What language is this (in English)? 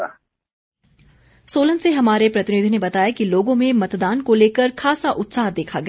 Hindi